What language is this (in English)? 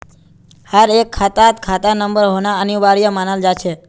Magahi